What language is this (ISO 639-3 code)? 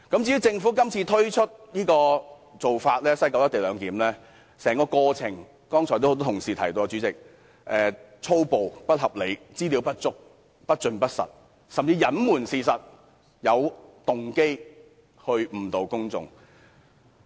yue